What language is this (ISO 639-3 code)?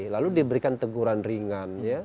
ind